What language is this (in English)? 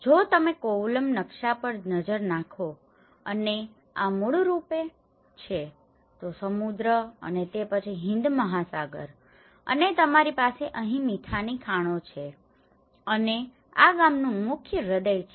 Gujarati